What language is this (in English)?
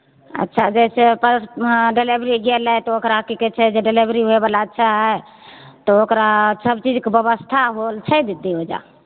Maithili